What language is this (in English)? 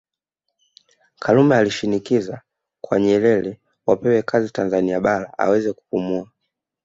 Swahili